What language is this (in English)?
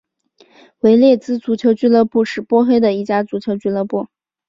Chinese